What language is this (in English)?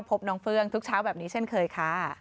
Thai